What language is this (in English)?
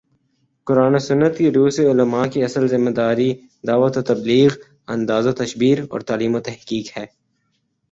Urdu